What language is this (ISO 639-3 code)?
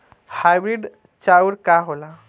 bho